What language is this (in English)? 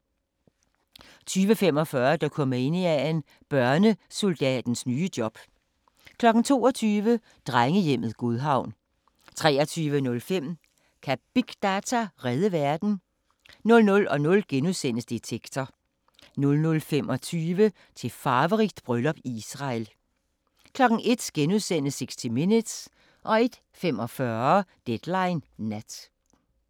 Danish